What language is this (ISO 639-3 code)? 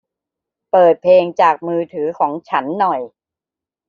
tha